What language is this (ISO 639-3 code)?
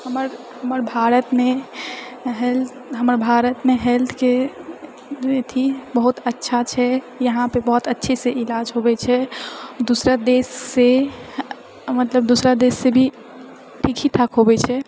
mai